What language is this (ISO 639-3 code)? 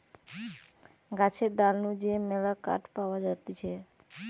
ben